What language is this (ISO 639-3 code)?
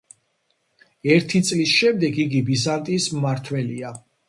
kat